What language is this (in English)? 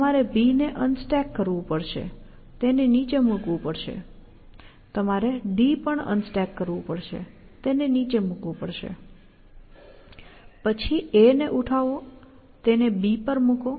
Gujarati